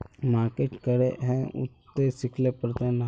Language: Magahi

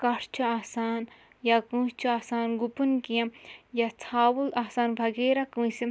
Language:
Kashmiri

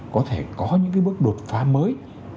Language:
Vietnamese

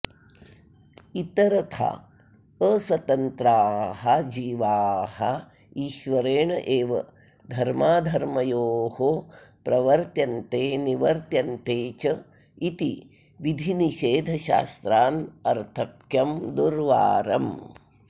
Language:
Sanskrit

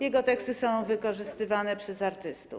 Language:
Polish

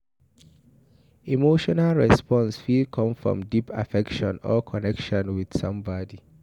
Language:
Nigerian Pidgin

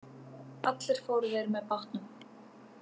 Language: Icelandic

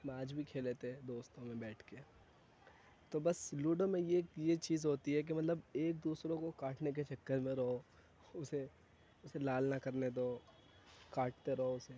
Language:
Urdu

